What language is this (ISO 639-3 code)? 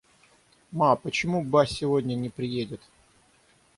rus